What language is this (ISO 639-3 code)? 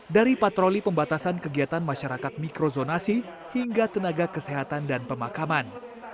ind